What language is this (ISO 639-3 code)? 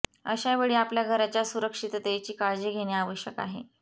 mar